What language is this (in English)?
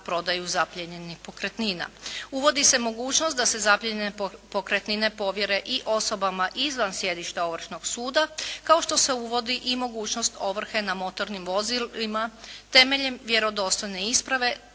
Croatian